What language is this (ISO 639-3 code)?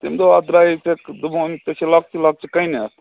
kas